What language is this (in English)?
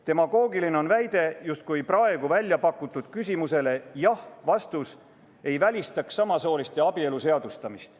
Estonian